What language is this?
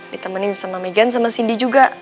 Indonesian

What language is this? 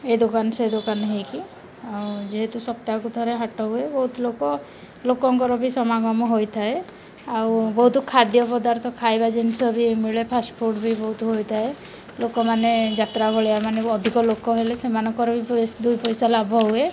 Odia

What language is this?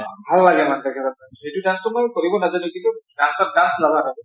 Assamese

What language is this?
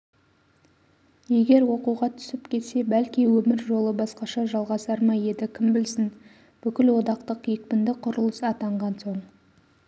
Kazakh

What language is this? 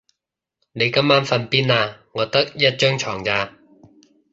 Cantonese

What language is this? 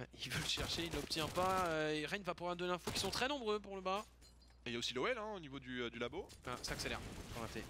French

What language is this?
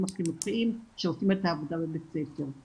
Hebrew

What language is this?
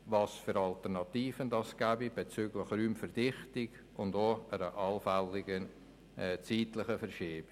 Swiss German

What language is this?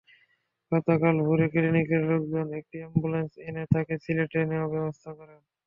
Bangla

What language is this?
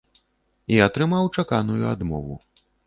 Belarusian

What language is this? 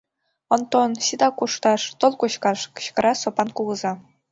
Mari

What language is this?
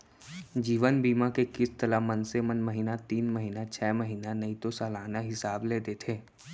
Chhattisgarhi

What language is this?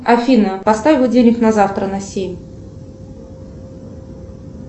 Russian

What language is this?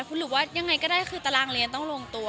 Thai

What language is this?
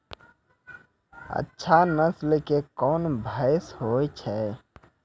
Maithili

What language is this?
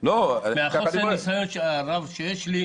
Hebrew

